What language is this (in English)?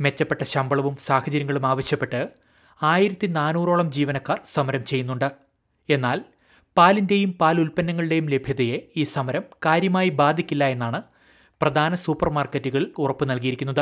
Malayalam